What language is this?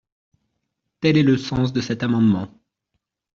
French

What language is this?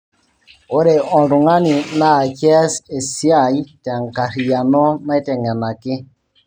Masai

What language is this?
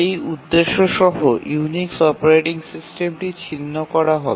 Bangla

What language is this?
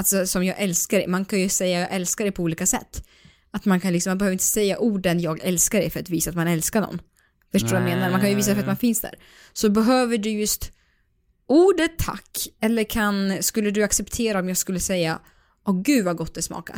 Swedish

